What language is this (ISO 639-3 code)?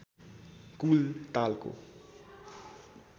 nep